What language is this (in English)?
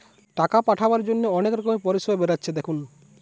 Bangla